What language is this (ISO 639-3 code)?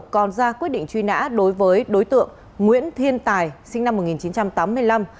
vie